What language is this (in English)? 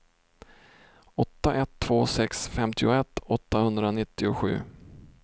Swedish